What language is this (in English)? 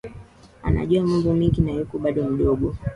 Swahili